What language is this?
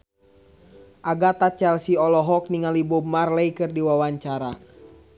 Sundanese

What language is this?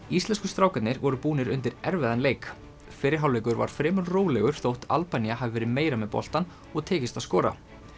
Icelandic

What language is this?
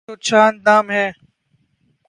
Urdu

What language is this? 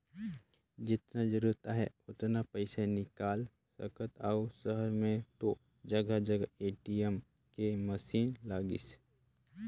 Chhattisgarhi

